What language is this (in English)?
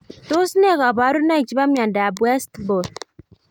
Kalenjin